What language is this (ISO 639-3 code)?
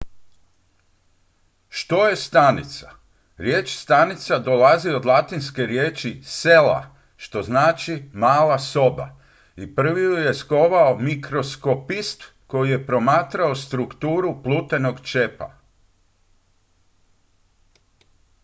hrv